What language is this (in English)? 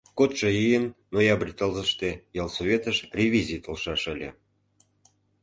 Mari